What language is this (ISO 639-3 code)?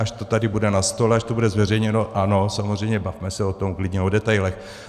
ces